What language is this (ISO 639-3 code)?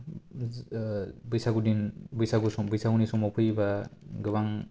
brx